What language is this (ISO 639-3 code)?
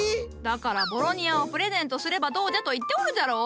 jpn